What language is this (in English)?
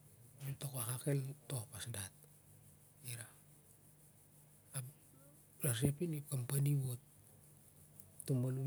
Siar-Lak